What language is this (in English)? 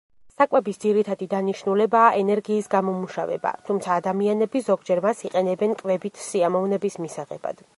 Georgian